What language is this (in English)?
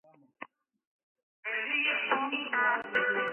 Georgian